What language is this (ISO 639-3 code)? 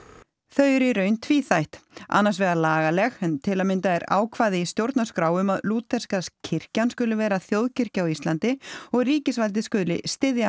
isl